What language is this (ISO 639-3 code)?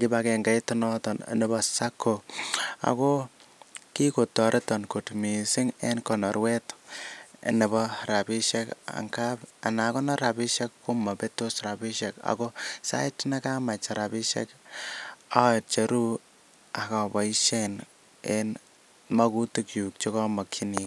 kln